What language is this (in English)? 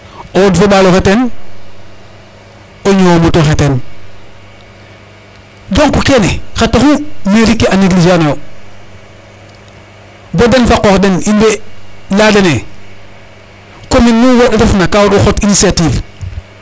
Serer